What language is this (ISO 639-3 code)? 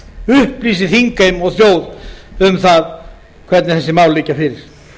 isl